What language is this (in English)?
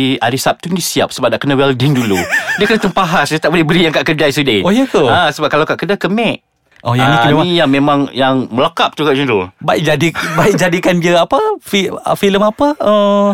Malay